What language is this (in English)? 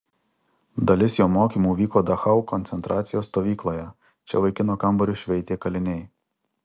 Lithuanian